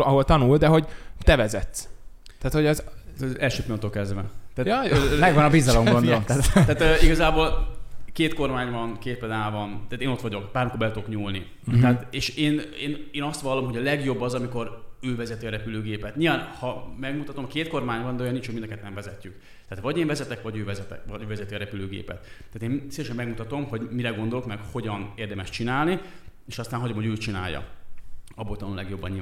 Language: Hungarian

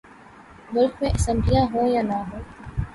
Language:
Urdu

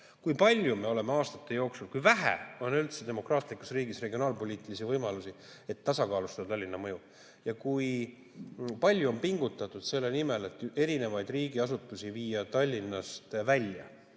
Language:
Estonian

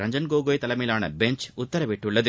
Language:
Tamil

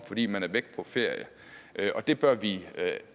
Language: Danish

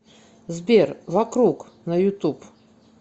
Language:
Russian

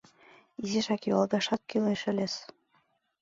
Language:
Mari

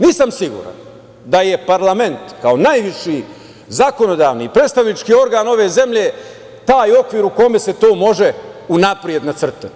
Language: Serbian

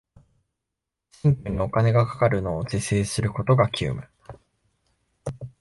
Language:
Japanese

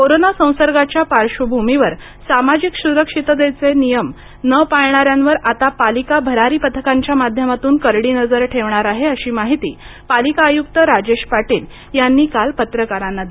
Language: Marathi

